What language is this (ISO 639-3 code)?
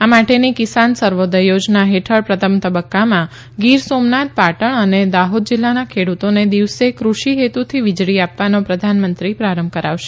guj